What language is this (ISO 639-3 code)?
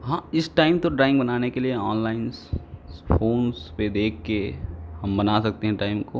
hin